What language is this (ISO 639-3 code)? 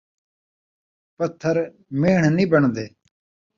skr